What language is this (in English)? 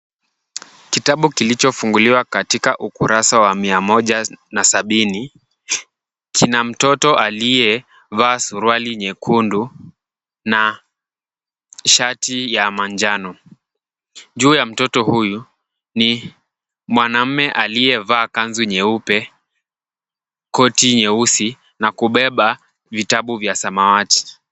Swahili